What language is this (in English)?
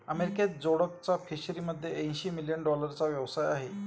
Marathi